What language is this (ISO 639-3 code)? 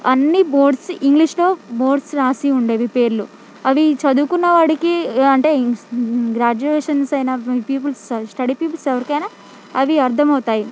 tel